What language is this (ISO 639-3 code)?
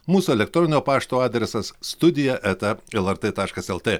lit